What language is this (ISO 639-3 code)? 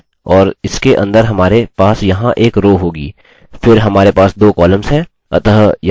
hin